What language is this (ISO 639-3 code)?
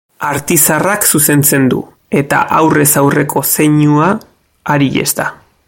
eus